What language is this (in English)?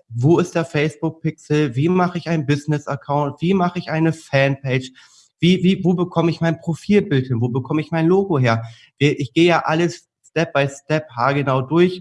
German